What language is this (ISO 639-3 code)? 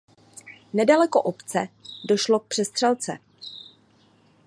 ces